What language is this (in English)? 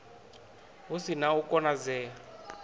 Venda